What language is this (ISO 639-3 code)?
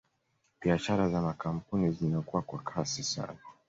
swa